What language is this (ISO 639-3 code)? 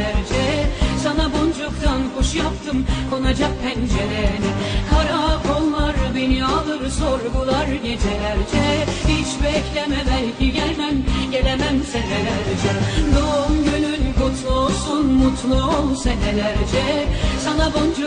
tur